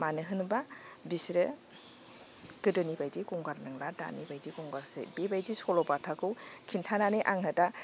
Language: Bodo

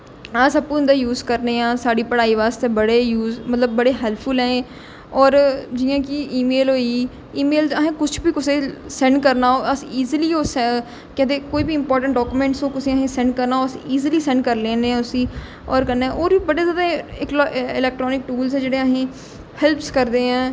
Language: Dogri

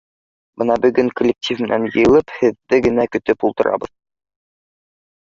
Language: Bashkir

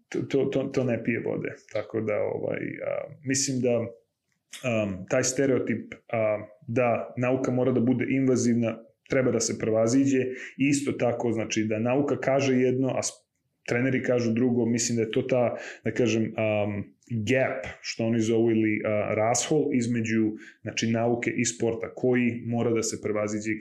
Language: Croatian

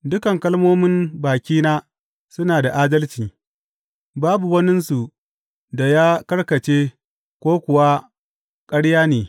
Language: Hausa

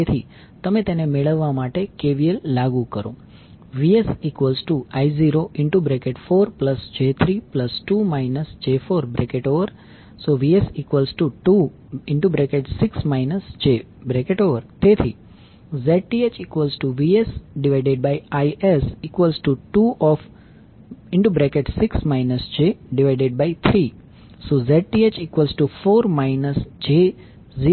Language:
Gujarati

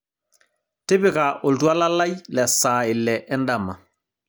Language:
Masai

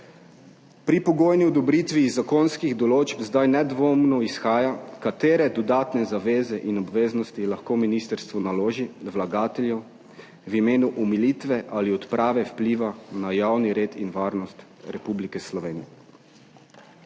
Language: Slovenian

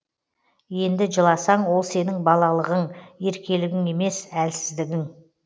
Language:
Kazakh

